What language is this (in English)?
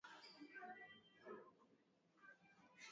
Swahili